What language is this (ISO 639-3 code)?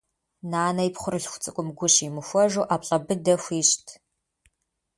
kbd